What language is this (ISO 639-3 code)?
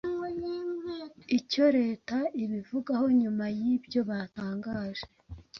kin